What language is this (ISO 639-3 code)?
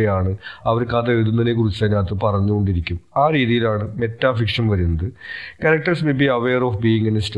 mal